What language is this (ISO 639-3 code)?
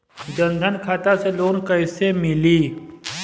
bho